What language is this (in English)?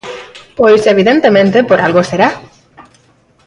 Galician